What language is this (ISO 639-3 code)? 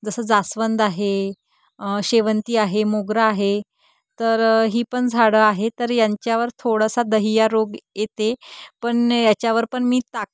mar